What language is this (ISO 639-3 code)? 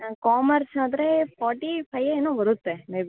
kan